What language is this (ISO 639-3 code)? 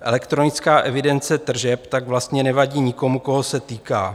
ces